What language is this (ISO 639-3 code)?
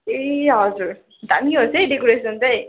nep